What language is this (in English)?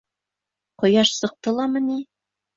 Bashkir